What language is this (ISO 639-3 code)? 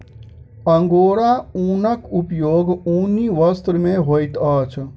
mai